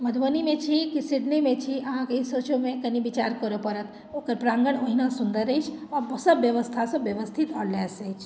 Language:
Maithili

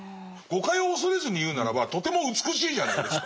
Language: Japanese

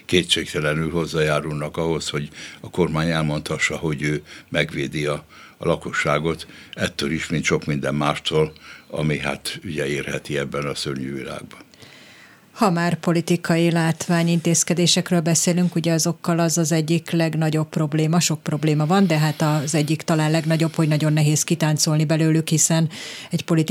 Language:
Hungarian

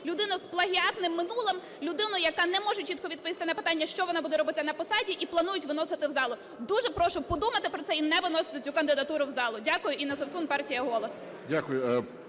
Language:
Ukrainian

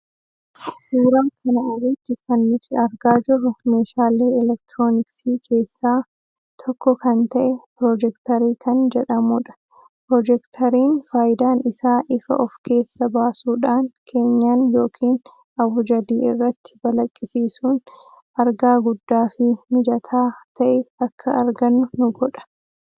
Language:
Oromo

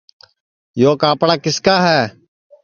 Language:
Sansi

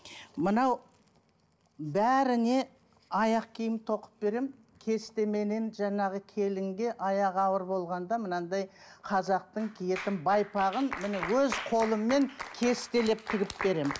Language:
Kazakh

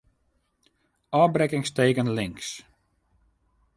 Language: Western Frisian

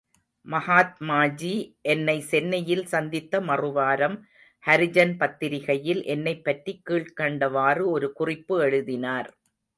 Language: Tamil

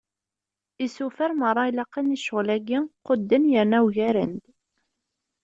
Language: Kabyle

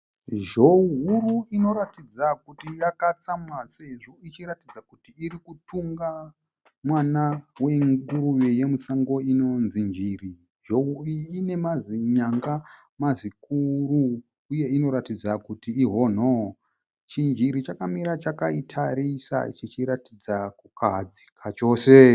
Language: Shona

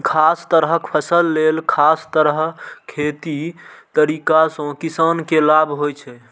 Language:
Maithili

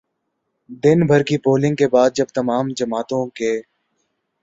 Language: Urdu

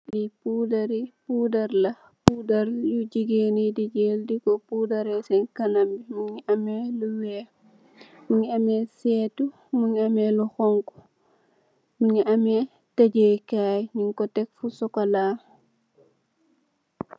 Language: Wolof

